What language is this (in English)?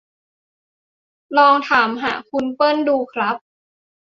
Thai